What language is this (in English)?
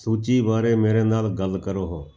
Punjabi